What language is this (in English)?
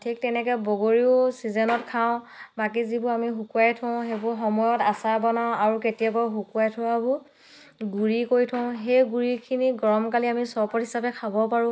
Assamese